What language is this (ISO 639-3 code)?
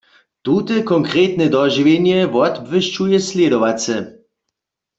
hsb